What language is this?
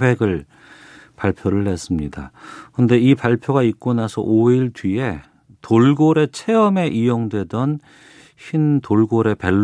Korean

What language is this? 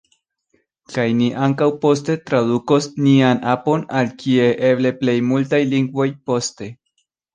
Esperanto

